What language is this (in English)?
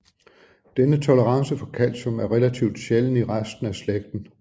Danish